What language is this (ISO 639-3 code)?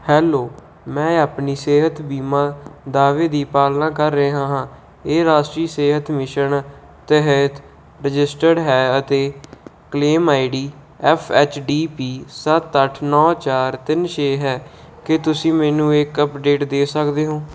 pan